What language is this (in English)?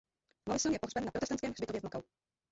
Czech